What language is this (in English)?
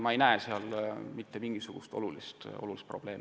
Estonian